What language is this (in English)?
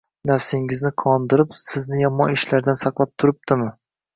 Uzbek